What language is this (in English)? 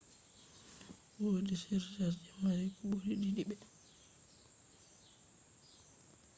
Fula